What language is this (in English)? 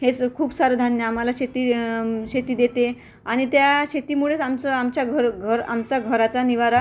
Marathi